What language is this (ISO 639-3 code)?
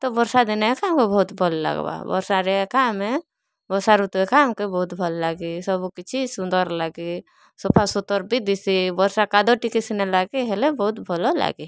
ori